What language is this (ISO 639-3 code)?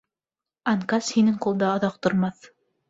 bak